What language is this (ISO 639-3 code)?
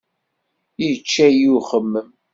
kab